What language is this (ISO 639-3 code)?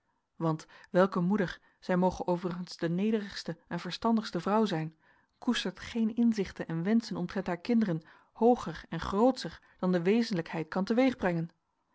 nld